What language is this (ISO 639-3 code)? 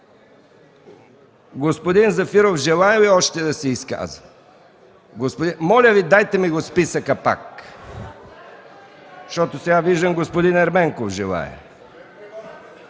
bul